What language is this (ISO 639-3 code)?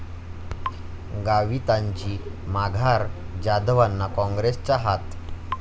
mar